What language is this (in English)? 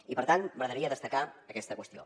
Catalan